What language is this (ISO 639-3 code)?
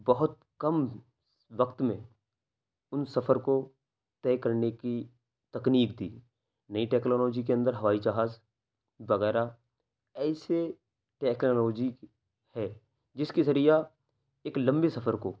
urd